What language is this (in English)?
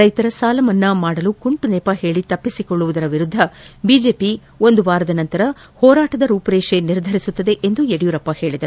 Kannada